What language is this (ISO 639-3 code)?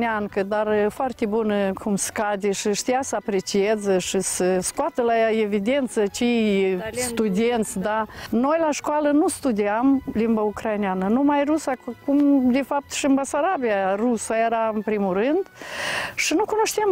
ron